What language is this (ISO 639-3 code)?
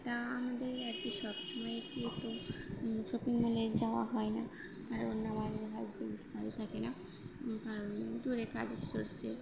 ben